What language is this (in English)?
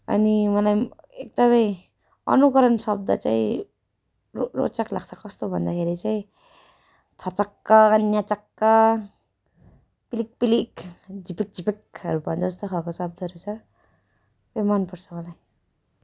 Nepali